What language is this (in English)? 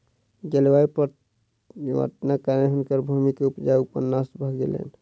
Maithili